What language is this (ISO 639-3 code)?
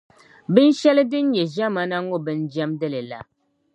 dag